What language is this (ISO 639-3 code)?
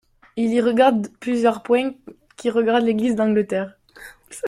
fra